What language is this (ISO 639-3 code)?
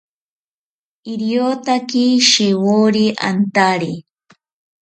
cpy